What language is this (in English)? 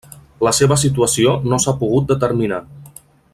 Catalan